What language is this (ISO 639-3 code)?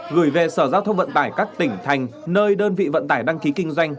vie